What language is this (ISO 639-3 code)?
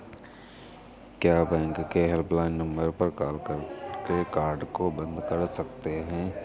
hin